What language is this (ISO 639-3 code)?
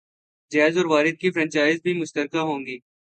urd